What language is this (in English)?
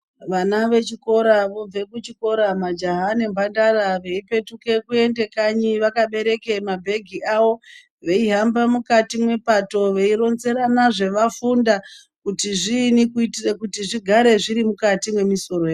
Ndau